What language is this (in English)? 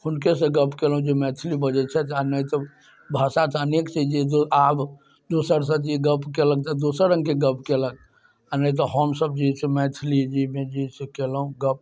Maithili